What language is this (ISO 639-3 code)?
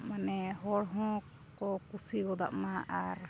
sat